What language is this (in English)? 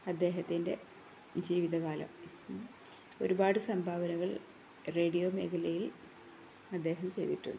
Malayalam